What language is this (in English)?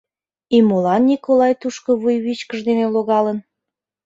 Mari